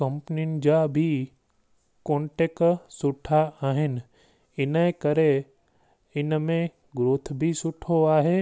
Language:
Sindhi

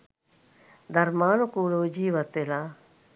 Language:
Sinhala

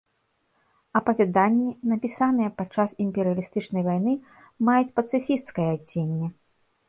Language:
Belarusian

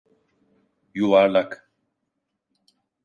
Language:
Turkish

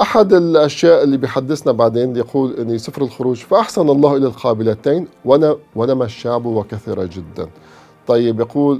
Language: Arabic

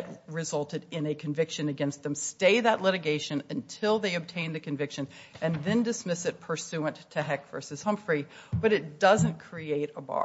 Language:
English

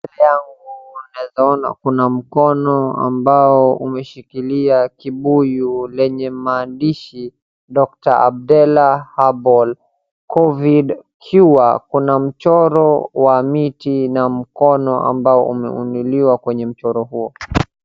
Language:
Swahili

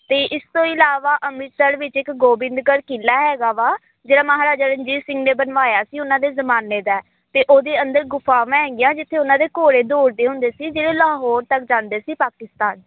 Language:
Punjabi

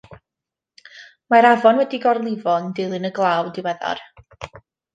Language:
Welsh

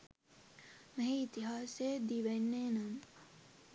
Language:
Sinhala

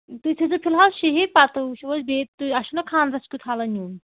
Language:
Kashmiri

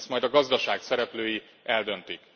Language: Hungarian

